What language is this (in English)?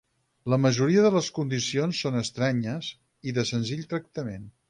Catalan